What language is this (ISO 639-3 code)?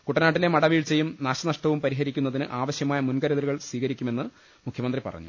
mal